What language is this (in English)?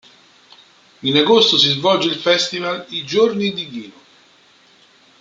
Italian